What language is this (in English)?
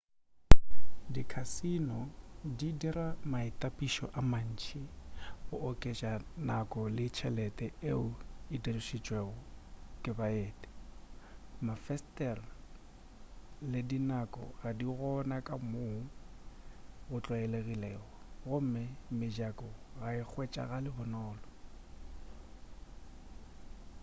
Northern Sotho